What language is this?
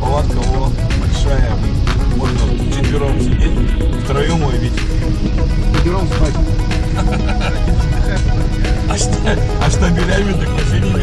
Russian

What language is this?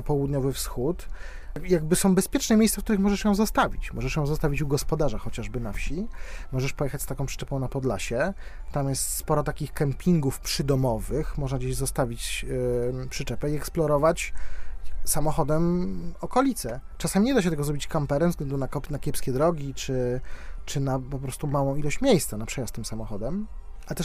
Polish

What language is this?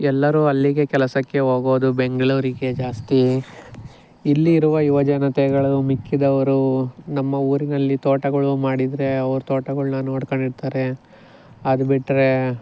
Kannada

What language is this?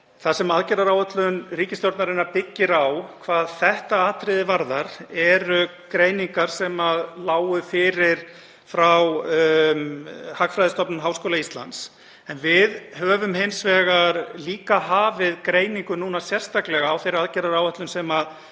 Icelandic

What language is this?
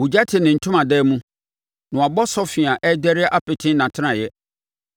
Akan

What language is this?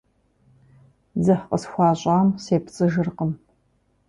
Kabardian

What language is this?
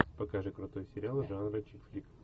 Russian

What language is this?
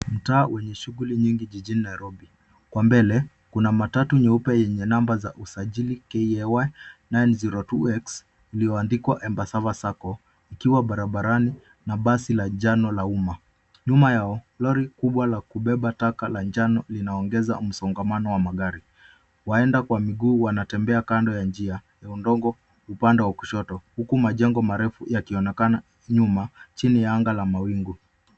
Swahili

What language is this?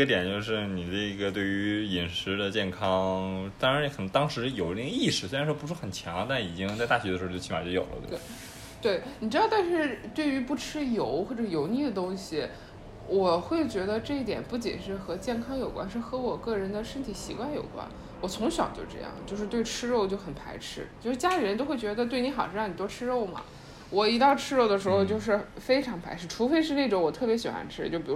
Chinese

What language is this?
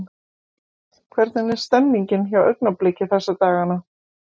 Icelandic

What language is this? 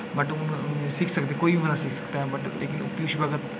Dogri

